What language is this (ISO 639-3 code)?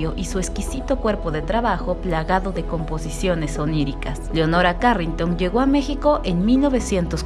spa